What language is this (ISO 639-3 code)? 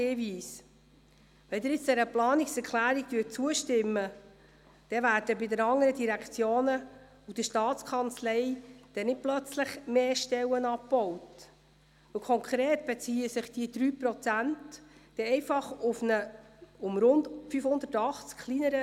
gsw